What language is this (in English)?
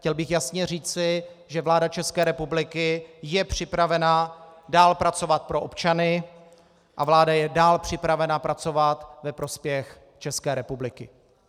Czech